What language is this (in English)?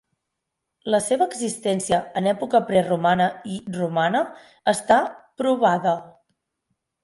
Catalan